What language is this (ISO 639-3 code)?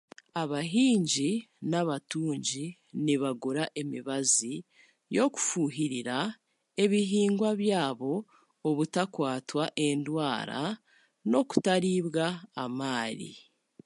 cgg